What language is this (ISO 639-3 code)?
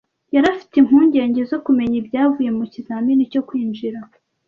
kin